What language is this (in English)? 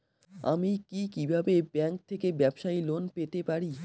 Bangla